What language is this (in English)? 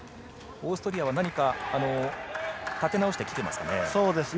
Japanese